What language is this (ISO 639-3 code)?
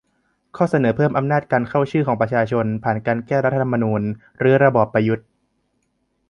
tha